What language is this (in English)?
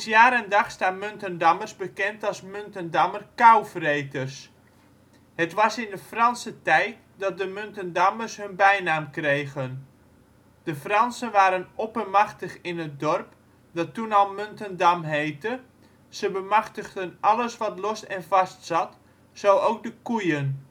Dutch